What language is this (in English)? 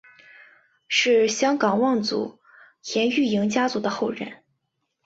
Chinese